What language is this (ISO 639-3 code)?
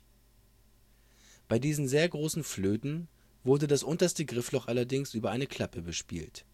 deu